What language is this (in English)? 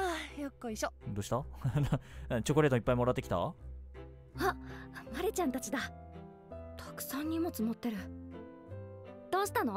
Japanese